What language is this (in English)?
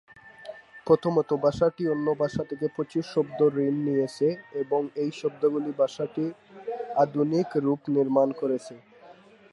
Bangla